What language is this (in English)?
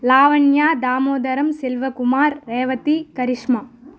Telugu